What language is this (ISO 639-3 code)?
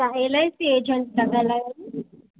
snd